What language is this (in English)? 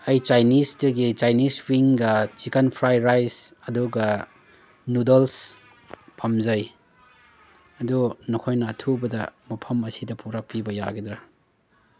Manipuri